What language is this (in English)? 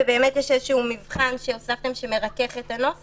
Hebrew